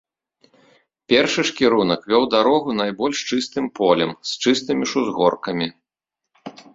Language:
Belarusian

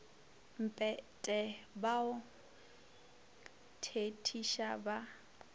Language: Northern Sotho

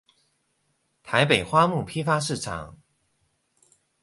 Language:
Chinese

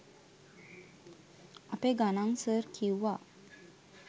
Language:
Sinhala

